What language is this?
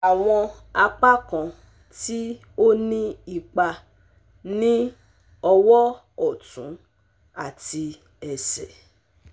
Yoruba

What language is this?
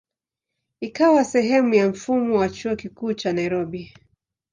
Swahili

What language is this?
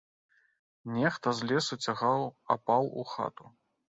Belarusian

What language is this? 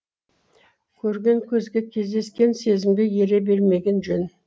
Kazakh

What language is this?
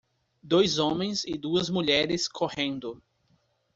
Portuguese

